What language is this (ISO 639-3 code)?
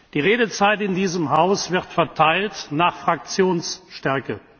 deu